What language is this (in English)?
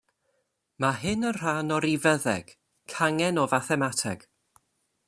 Welsh